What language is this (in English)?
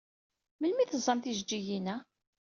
Kabyle